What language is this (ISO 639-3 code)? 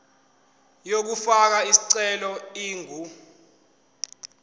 zul